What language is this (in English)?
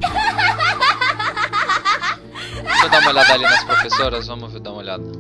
Portuguese